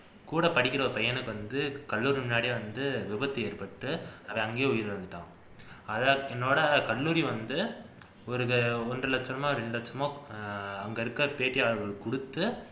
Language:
Tamil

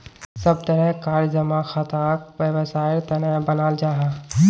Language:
Magahi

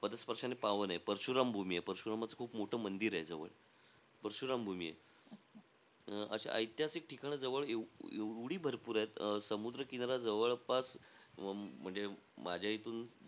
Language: Marathi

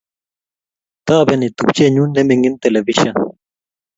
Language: Kalenjin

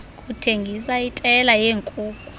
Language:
Xhosa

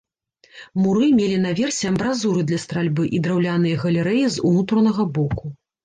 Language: Belarusian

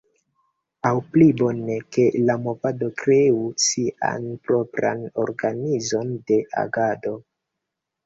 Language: Esperanto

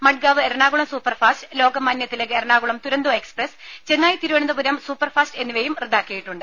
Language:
Malayalam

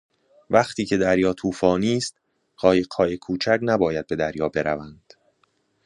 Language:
Persian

